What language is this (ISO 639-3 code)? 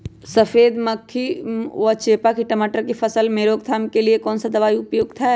mag